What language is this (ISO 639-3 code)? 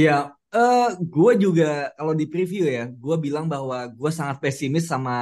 ind